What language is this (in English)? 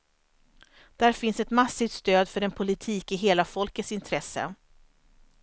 Swedish